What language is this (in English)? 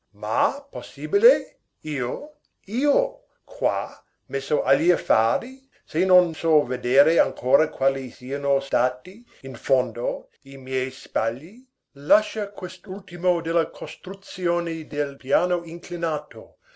Italian